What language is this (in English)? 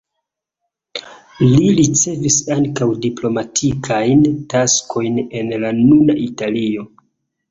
Esperanto